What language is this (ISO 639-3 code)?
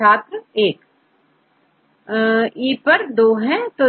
hin